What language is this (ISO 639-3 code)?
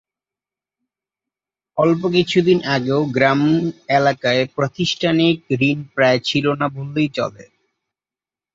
ben